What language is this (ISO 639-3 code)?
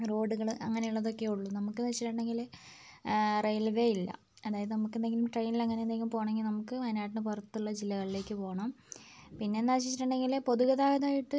mal